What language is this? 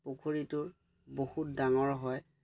Assamese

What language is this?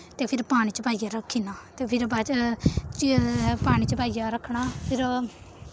Dogri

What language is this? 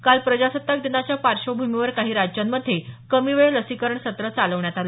Marathi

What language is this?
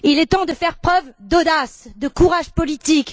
French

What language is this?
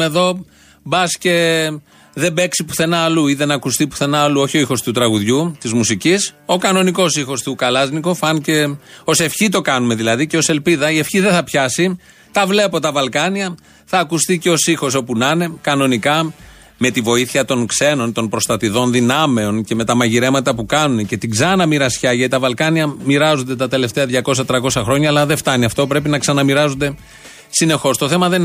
Greek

